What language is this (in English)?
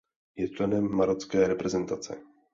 Czech